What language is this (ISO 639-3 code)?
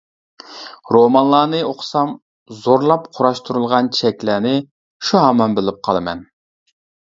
uig